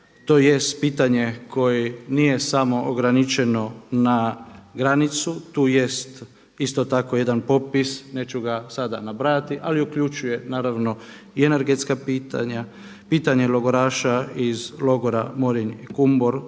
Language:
Croatian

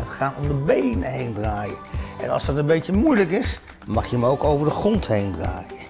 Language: Dutch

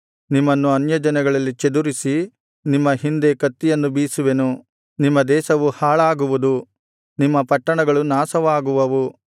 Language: Kannada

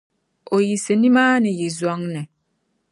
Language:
Dagbani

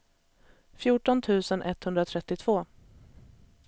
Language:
Swedish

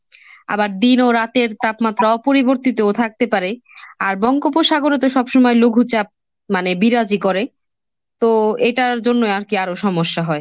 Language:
Bangla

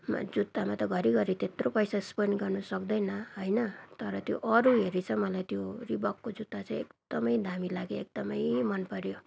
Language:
Nepali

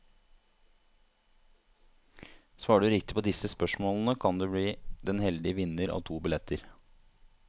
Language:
Norwegian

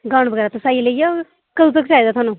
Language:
Dogri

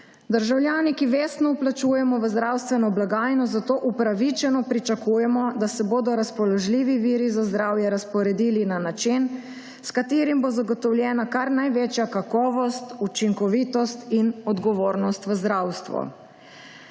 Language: Slovenian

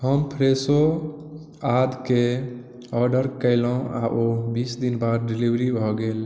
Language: Maithili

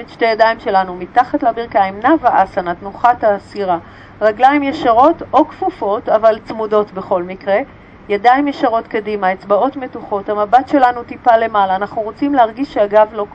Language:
Hebrew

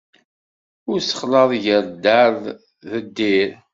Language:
Kabyle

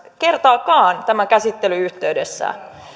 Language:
Finnish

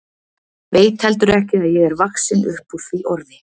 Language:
Icelandic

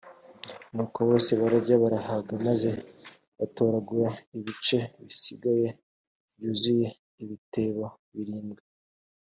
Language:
Kinyarwanda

